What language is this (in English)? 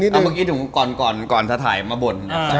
Thai